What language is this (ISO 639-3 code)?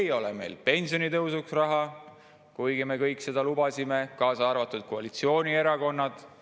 est